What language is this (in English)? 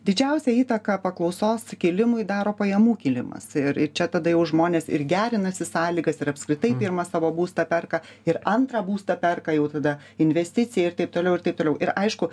Lithuanian